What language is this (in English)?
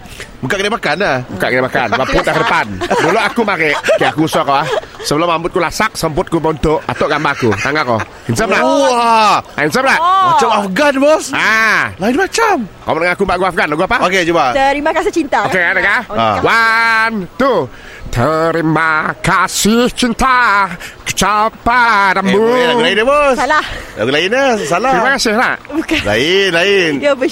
Malay